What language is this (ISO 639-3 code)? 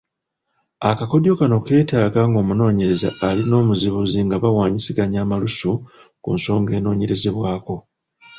lug